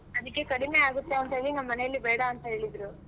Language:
Kannada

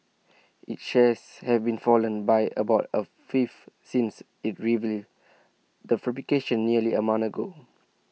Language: English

